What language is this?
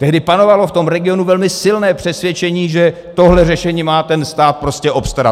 Czech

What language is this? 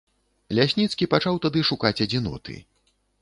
Belarusian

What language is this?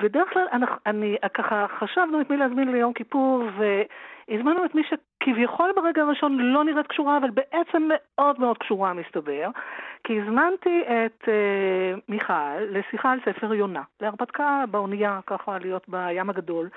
Hebrew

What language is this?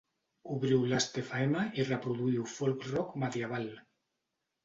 Catalan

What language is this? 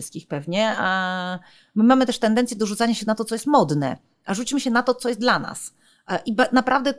Polish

